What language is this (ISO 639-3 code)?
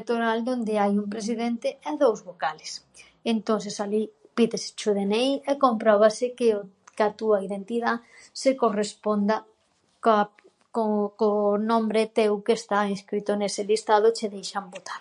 glg